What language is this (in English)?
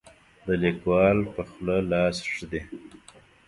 Pashto